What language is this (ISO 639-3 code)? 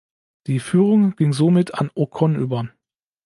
deu